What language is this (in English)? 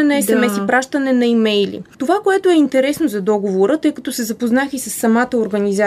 Bulgarian